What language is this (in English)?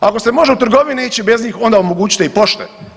Croatian